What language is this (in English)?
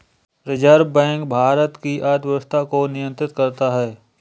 Hindi